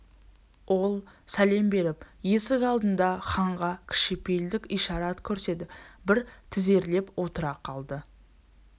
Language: Kazakh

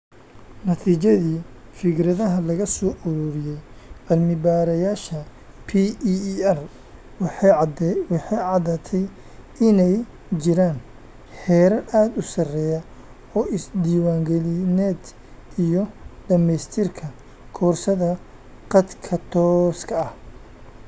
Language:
Somali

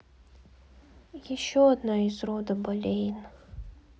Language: Russian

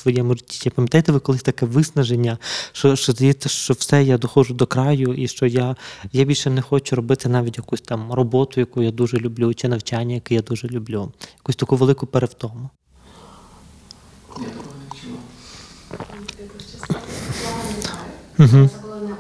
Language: Ukrainian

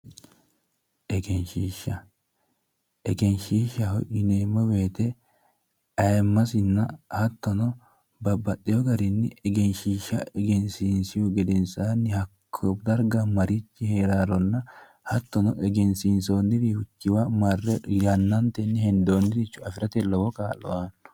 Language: Sidamo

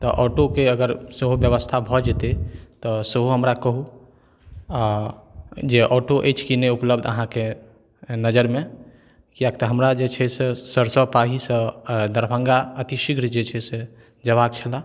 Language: Maithili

